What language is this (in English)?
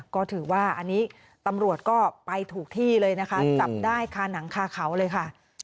Thai